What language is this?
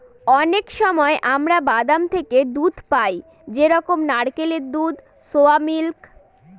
Bangla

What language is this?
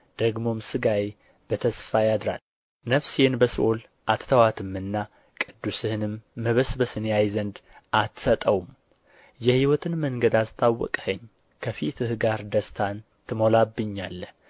Amharic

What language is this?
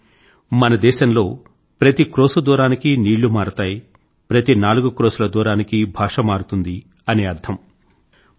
Telugu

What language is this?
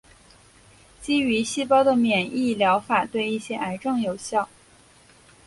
Chinese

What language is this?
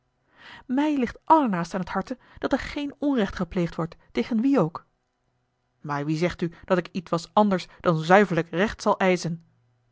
Dutch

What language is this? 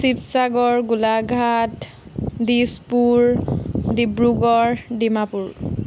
Assamese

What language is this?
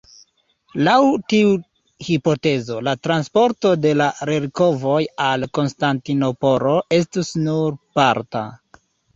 Esperanto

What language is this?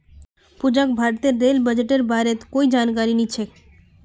Magahi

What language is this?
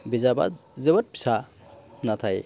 Bodo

